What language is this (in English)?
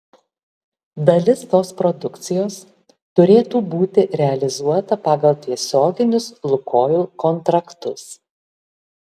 Lithuanian